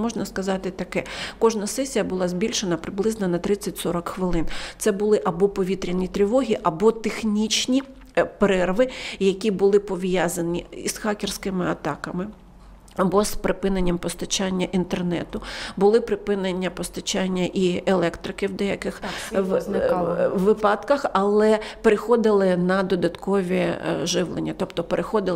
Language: Ukrainian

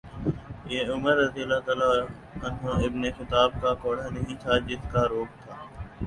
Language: Urdu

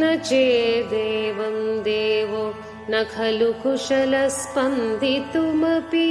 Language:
Tamil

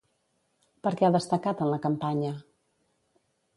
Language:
Catalan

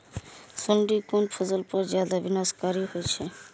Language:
Maithili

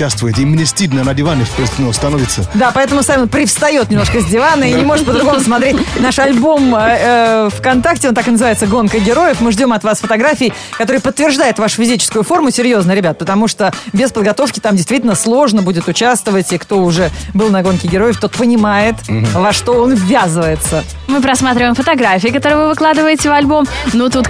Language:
Russian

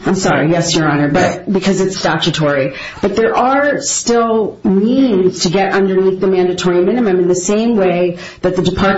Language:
English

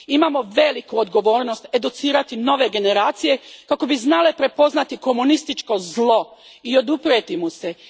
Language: Croatian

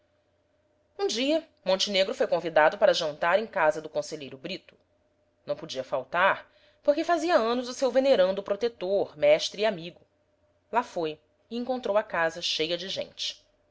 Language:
Portuguese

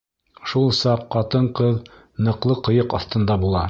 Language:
Bashkir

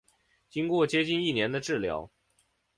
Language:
Chinese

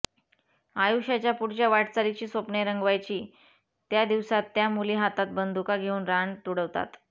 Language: Marathi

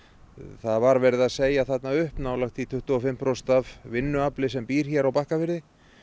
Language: Icelandic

